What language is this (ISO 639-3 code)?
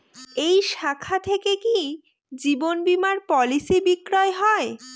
ben